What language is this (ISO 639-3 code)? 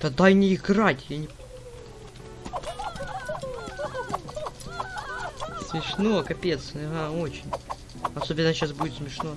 rus